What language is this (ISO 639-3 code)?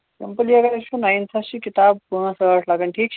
kas